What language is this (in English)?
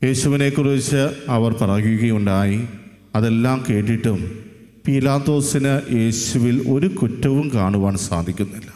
Malayalam